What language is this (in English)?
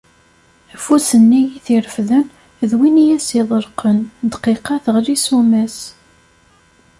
Kabyle